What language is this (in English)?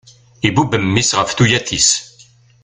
Kabyle